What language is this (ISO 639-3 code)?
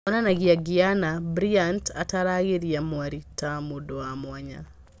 kik